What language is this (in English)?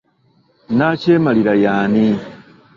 Ganda